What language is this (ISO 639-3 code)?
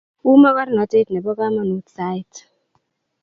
kln